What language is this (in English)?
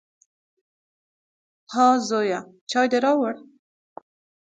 Pashto